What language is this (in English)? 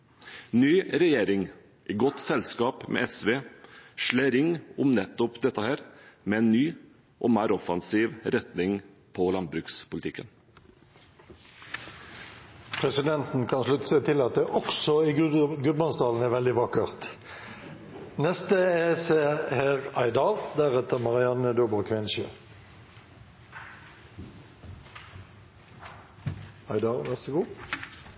Norwegian